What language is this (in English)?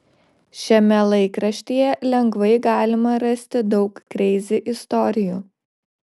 Lithuanian